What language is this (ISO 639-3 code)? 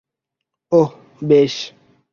ben